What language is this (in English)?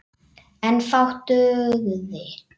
Icelandic